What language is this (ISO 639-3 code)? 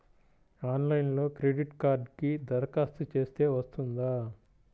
tel